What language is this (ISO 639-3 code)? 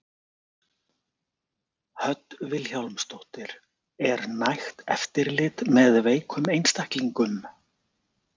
isl